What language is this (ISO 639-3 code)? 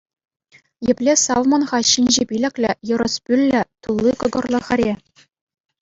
chv